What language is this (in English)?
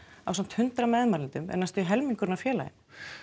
Icelandic